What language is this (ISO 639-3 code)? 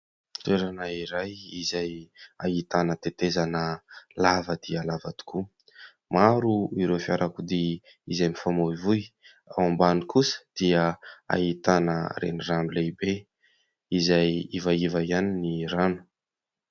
mlg